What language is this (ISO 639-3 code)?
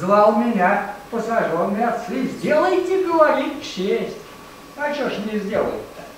rus